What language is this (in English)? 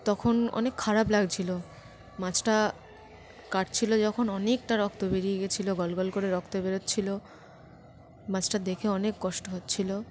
Bangla